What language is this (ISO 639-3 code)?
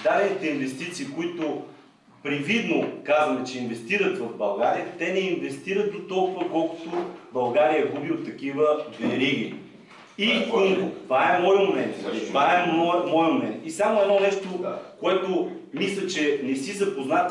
bul